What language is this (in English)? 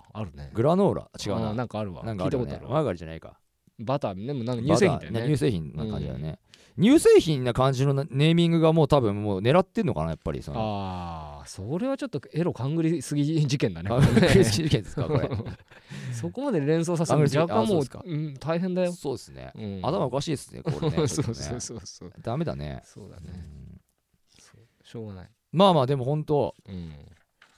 Japanese